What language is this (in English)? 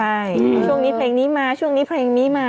Thai